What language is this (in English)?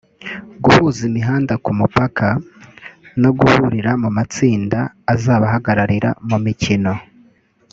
Kinyarwanda